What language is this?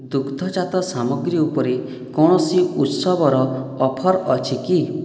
Odia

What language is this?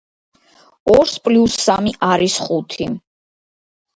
Georgian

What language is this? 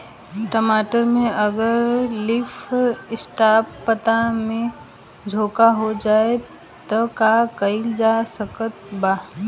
Bhojpuri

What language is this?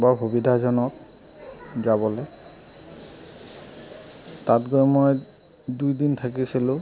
Assamese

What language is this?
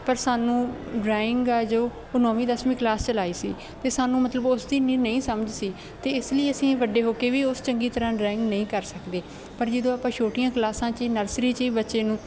Punjabi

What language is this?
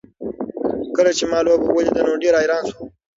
Pashto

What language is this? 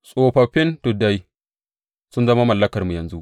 Hausa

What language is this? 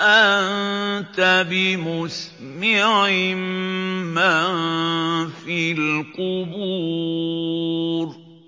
Arabic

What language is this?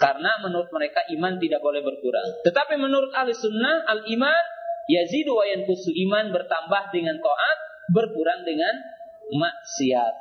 Indonesian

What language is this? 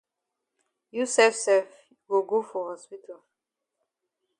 Cameroon Pidgin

